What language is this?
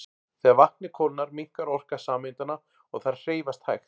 Icelandic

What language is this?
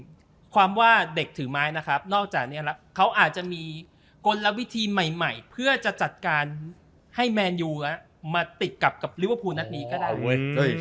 Thai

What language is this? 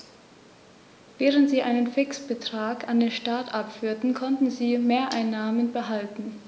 German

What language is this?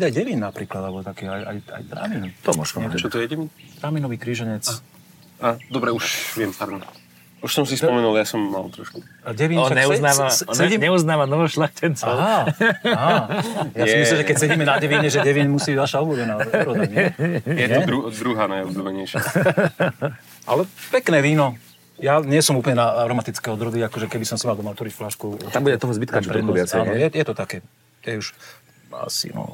Slovak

